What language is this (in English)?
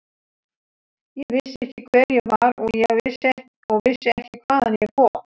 Icelandic